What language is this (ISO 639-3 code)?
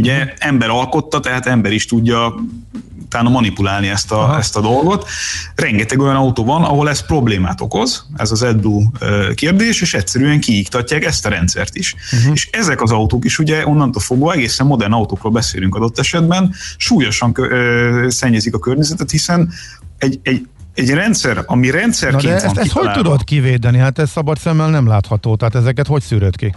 hun